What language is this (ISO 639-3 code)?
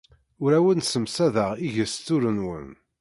kab